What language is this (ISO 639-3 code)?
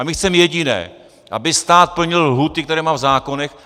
ces